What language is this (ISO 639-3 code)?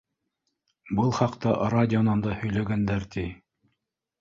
bak